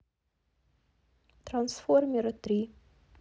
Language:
Russian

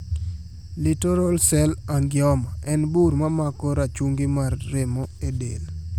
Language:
Luo (Kenya and Tanzania)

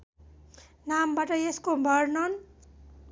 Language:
Nepali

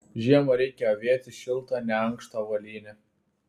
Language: Lithuanian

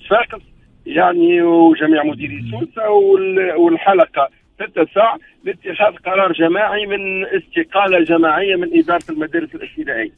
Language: Arabic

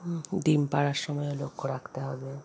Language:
Bangla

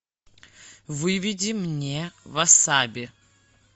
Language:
Russian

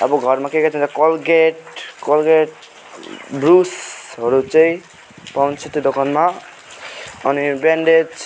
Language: Nepali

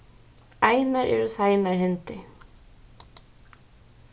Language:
Faroese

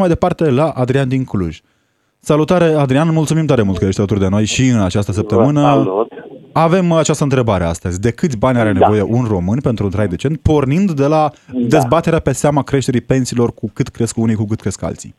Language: Romanian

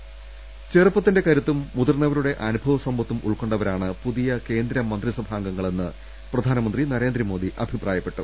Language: Malayalam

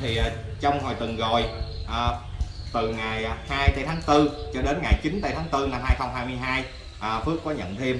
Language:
Vietnamese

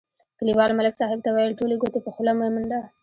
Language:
Pashto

